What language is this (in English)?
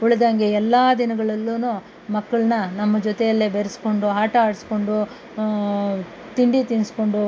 Kannada